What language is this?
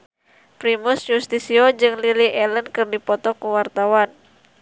Sundanese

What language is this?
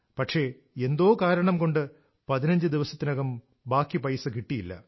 Malayalam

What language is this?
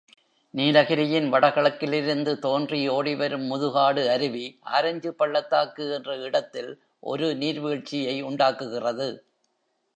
Tamil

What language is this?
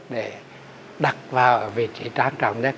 Vietnamese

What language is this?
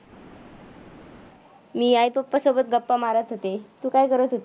Marathi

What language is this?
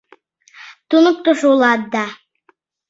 Mari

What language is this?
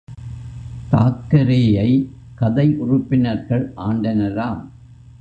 Tamil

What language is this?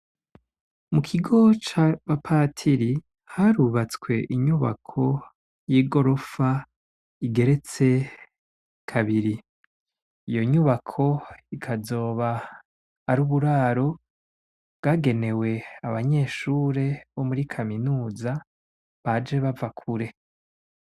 Rundi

